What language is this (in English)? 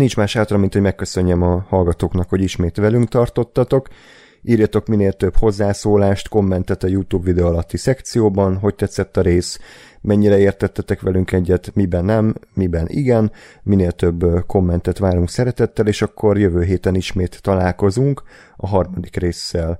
Hungarian